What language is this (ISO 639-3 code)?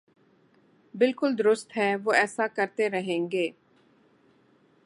urd